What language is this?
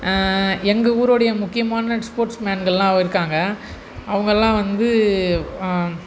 Tamil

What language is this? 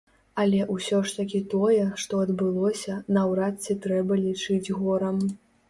Belarusian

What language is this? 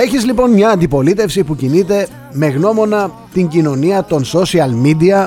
Greek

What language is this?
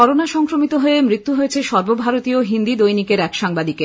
Bangla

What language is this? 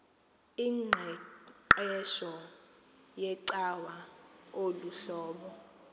Xhosa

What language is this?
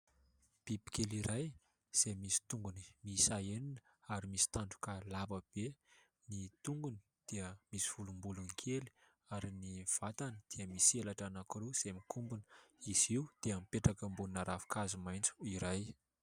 Malagasy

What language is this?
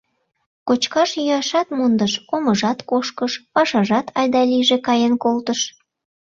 Mari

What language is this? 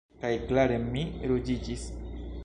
Esperanto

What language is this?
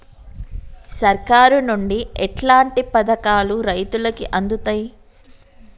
Telugu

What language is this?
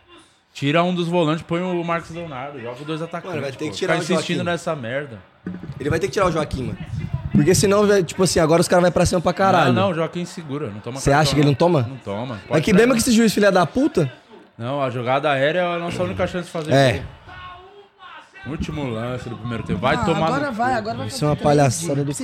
Portuguese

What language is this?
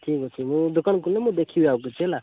Odia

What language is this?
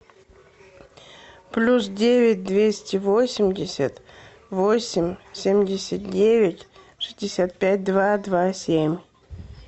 Russian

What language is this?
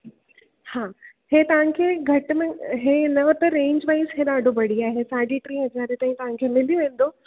Sindhi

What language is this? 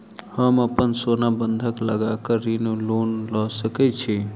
Maithili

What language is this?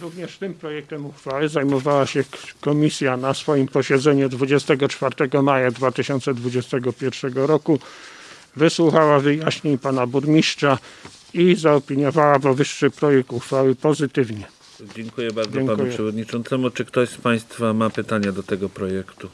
Polish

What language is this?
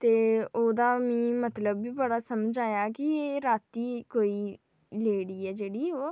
Dogri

